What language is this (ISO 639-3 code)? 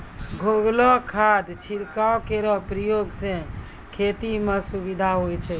mai